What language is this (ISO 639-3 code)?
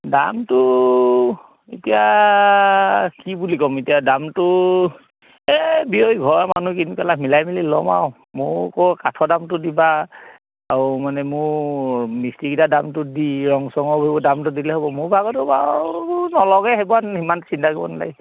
asm